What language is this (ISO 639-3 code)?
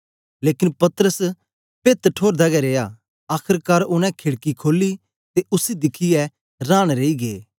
doi